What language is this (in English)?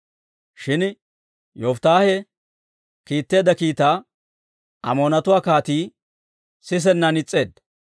Dawro